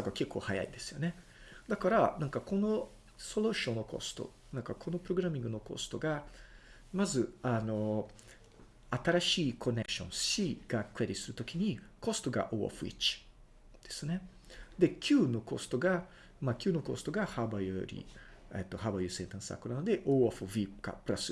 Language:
Japanese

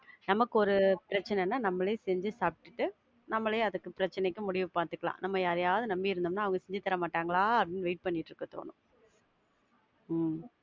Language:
Tamil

